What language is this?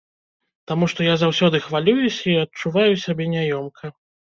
Belarusian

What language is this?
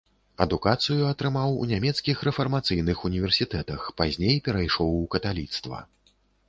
Belarusian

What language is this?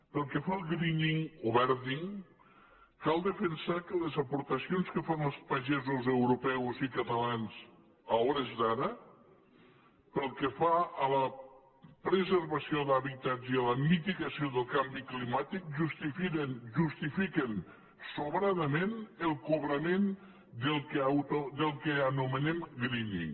Catalan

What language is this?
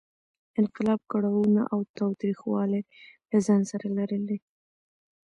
Pashto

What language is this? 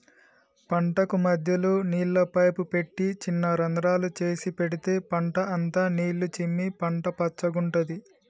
Telugu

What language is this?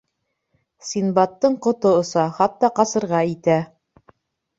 Bashkir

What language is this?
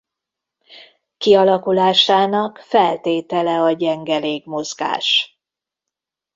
Hungarian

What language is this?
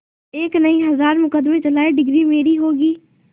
Hindi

